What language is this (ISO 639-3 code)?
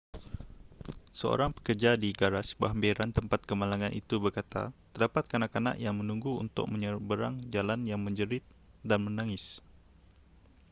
msa